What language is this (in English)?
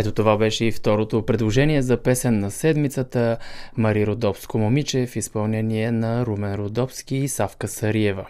Bulgarian